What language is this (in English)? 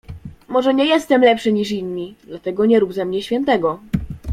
Polish